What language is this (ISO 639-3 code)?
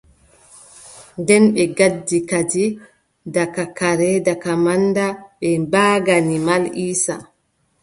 fub